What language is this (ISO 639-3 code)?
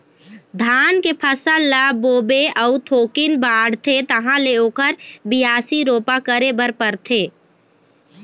hne